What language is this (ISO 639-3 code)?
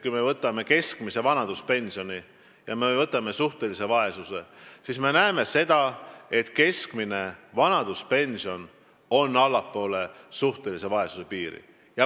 est